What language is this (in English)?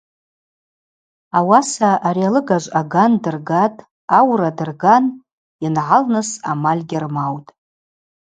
Abaza